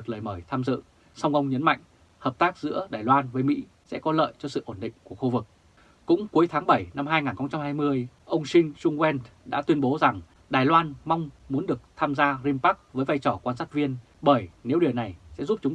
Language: Vietnamese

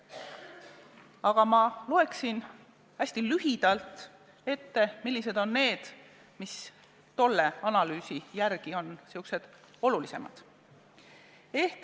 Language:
Estonian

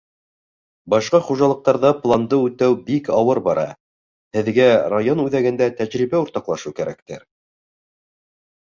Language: Bashkir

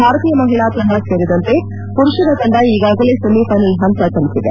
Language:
Kannada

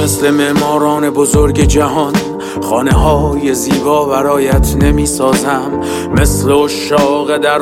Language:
Persian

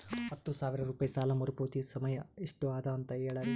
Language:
Kannada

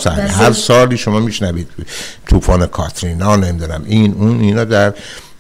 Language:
Persian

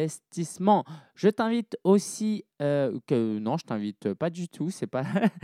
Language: French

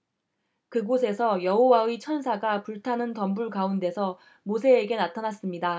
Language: Korean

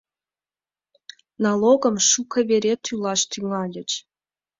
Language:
Mari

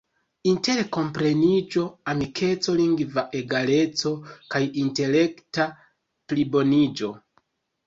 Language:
Esperanto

